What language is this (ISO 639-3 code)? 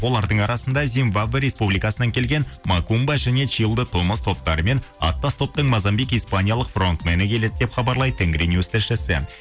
kaz